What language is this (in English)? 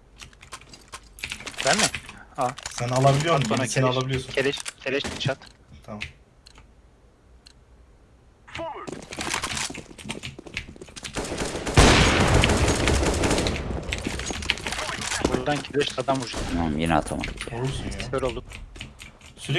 Turkish